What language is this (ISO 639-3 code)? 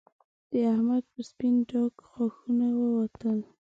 pus